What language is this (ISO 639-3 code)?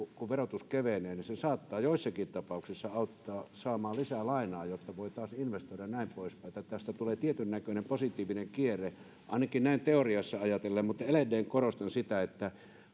fin